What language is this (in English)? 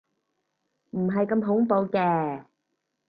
Cantonese